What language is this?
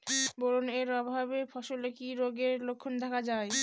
Bangla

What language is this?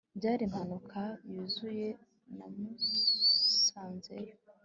Kinyarwanda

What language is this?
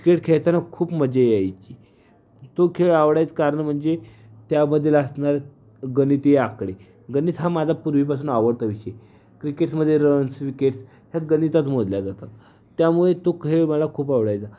Marathi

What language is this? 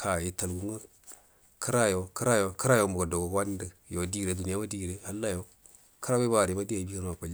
Buduma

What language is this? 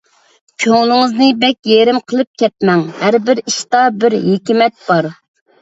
Uyghur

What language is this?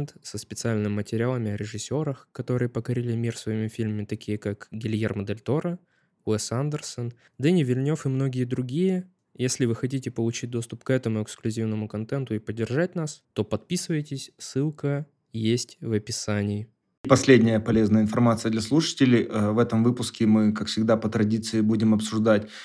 Russian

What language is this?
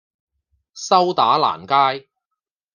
Cantonese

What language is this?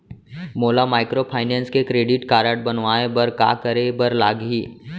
Chhattisgarhi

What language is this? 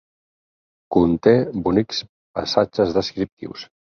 Catalan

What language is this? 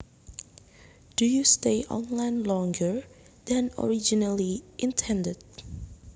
Javanese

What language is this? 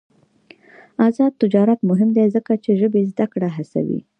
Pashto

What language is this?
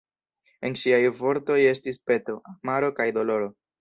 Esperanto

